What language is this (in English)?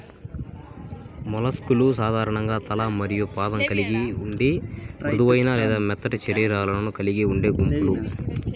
Telugu